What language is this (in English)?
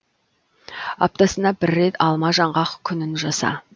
Kazakh